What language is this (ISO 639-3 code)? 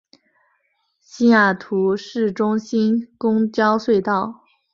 zho